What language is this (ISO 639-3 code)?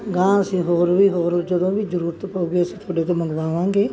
pan